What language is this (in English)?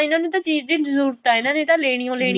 Punjabi